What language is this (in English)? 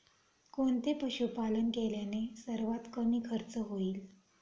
Marathi